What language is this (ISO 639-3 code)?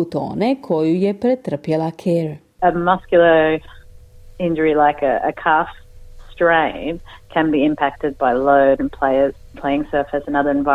hrv